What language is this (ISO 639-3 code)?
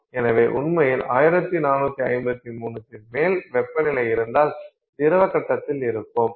tam